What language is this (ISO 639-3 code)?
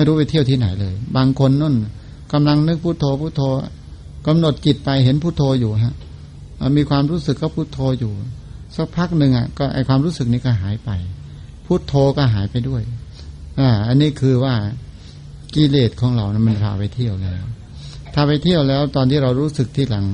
tha